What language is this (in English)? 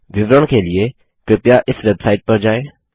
Hindi